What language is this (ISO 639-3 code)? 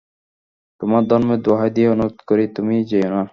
ben